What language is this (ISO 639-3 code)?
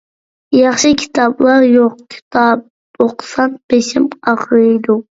uig